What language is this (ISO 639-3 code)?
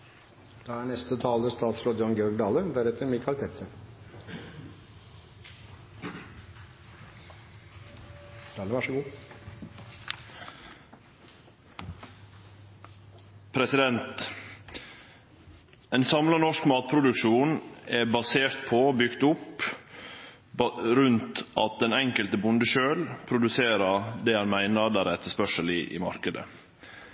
nor